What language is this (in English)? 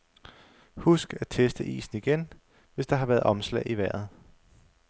Danish